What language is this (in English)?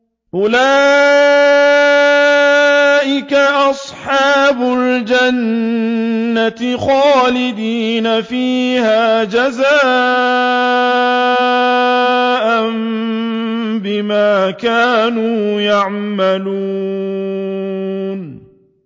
Arabic